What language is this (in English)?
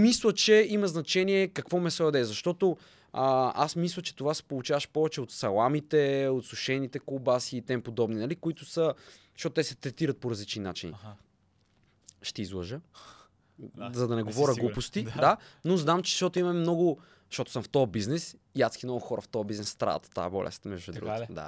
Bulgarian